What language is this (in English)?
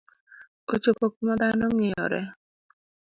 Luo (Kenya and Tanzania)